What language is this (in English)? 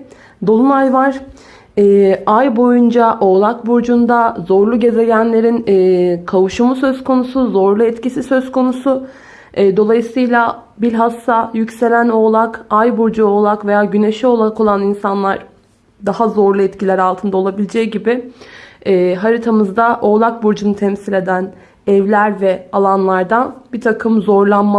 Turkish